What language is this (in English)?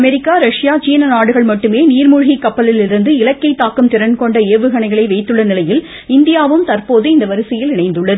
Tamil